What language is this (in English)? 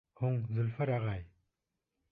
Bashkir